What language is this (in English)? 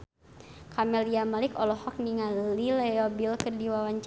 Sundanese